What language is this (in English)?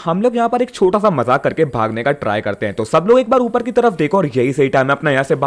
Hindi